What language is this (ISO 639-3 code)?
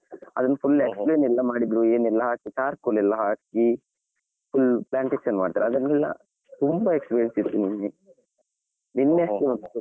kan